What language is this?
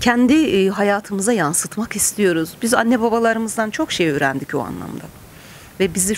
Turkish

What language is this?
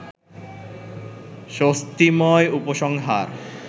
Bangla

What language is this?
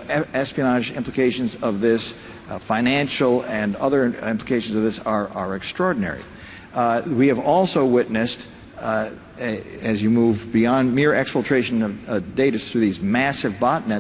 English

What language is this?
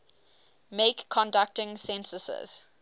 English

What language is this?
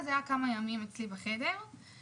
Hebrew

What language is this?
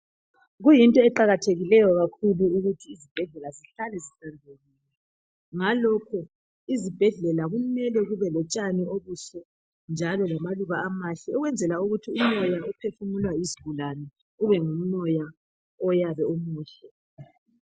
North Ndebele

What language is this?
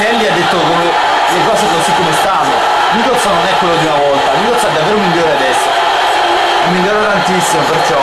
Italian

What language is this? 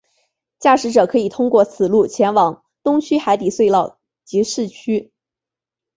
Chinese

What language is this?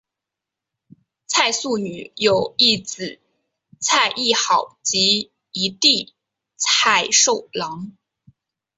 Chinese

